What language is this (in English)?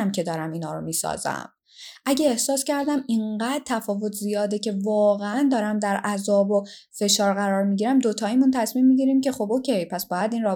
Persian